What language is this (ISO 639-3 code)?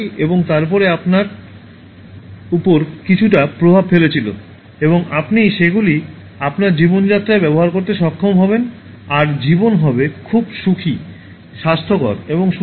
ben